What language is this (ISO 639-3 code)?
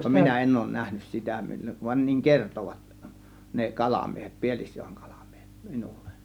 fin